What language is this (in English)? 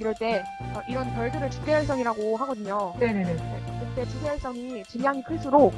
Korean